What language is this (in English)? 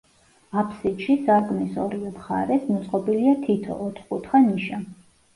Georgian